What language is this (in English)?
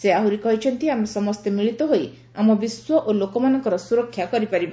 Odia